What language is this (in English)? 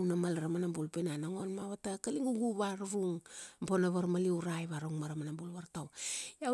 Kuanua